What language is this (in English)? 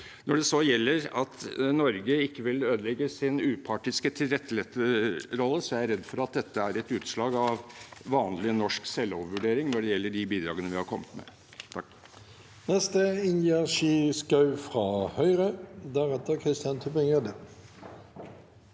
Norwegian